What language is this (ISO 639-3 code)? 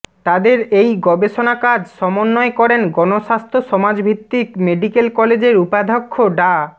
ben